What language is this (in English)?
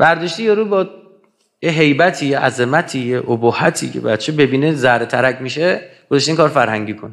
Persian